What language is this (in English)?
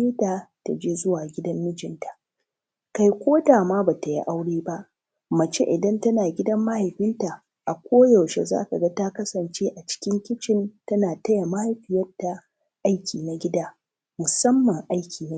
Hausa